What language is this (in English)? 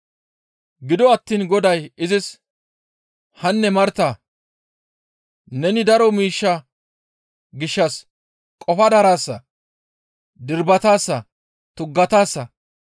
Gamo